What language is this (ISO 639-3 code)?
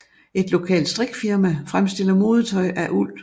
dan